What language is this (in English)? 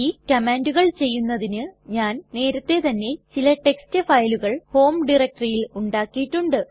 Malayalam